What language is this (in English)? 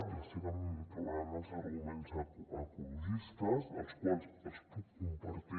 Catalan